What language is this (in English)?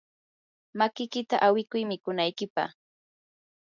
Yanahuanca Pasco Quechua